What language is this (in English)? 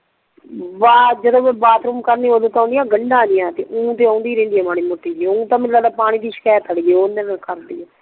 Punjabi